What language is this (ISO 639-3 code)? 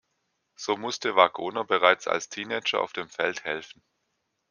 deu